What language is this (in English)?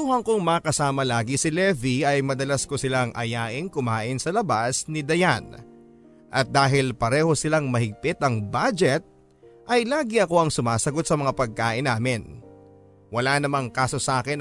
Filipino